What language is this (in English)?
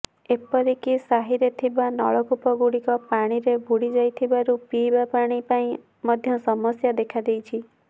Odia